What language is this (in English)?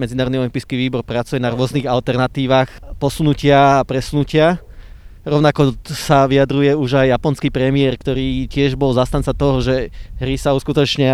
Slovak